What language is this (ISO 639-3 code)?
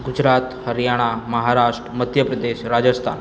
guj